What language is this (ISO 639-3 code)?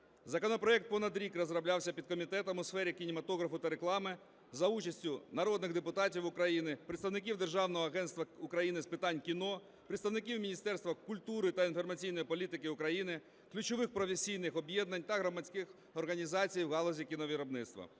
ukr